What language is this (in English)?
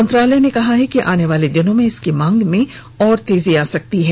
Hindi